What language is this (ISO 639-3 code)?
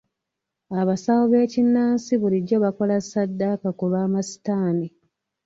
lug